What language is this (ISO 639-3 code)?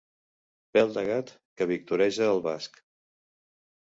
cat